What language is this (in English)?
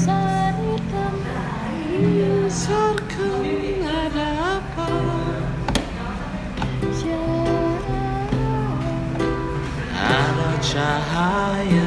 Malay